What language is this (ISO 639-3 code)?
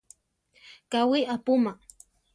tar